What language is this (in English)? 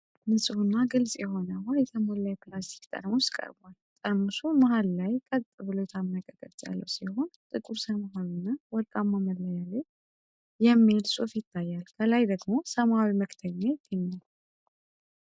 Amharic